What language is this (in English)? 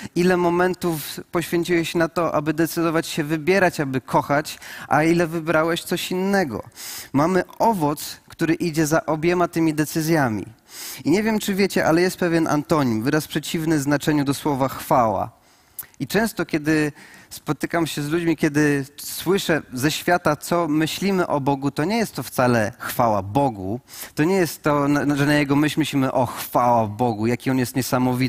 Polish